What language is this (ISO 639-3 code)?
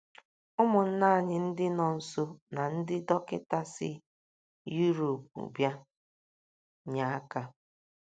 ibo